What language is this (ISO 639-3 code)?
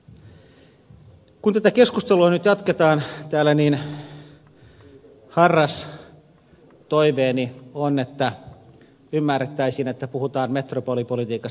fin